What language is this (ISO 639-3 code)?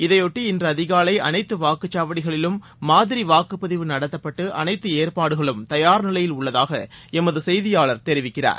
tam